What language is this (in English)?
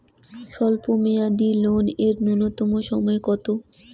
Bangla